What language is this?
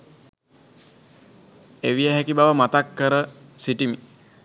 Sinhala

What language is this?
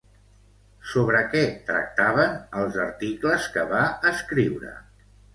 Catalan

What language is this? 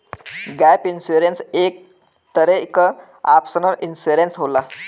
Bhojpuri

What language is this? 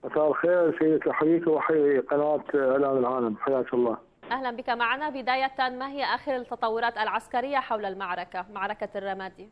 Arabic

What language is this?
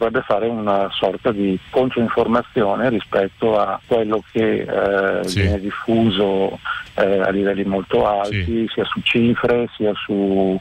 Italian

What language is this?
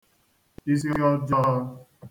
Igbo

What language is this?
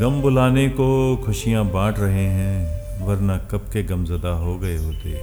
Hindi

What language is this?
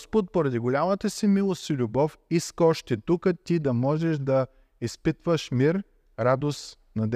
Bulgarian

